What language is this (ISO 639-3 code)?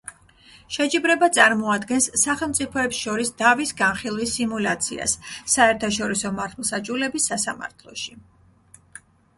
kat